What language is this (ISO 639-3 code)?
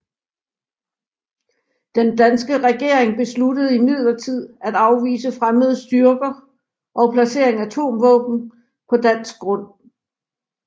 dan